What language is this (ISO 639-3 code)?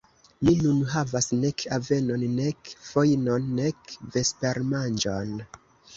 epo